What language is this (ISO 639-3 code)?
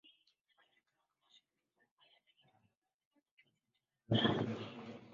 swa